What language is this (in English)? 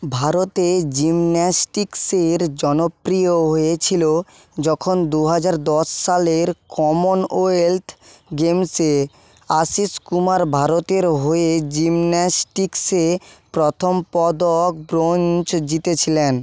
Bangla